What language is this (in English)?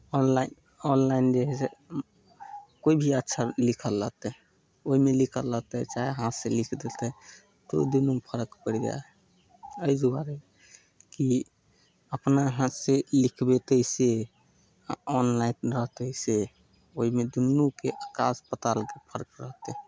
Maithili